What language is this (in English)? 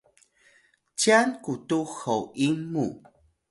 Atayal